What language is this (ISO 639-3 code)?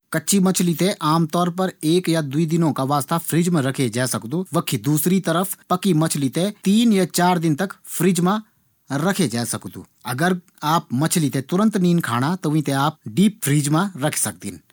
gbm